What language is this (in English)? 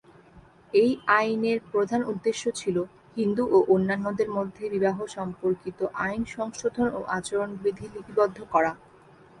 Bangla